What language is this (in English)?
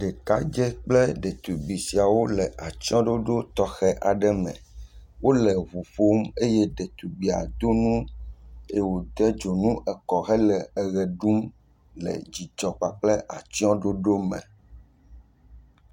Ewe